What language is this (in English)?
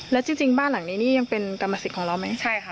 Thai